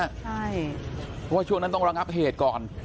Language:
Thai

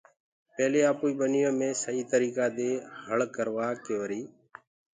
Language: Gurgula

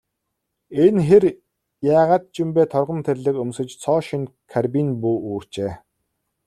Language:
Mongolian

